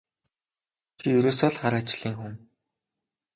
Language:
Mongolian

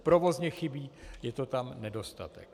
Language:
Czech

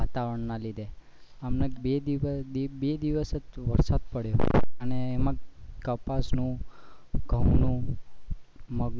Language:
Gujarati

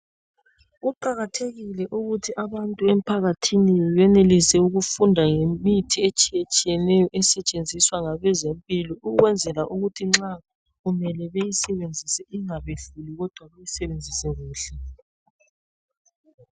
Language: North Ndebele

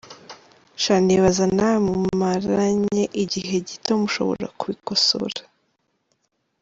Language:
Kinyarwanda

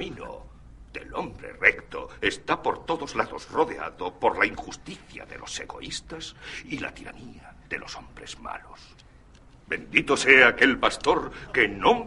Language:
Spanish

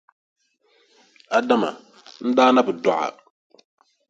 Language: Dagbani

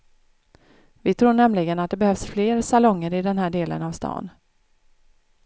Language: Swedish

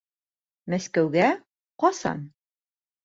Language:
Bashkir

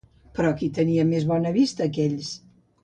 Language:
Catalan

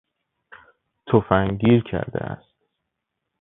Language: Persian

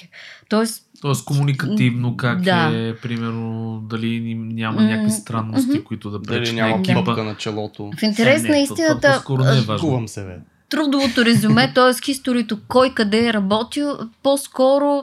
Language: Bulgarian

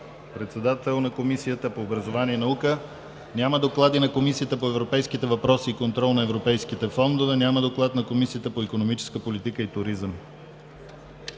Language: Bulgarian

